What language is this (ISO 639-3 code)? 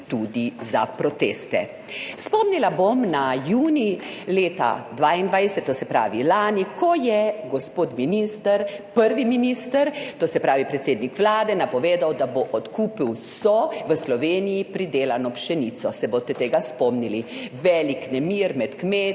slv